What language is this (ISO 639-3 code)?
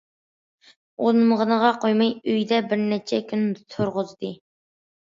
uig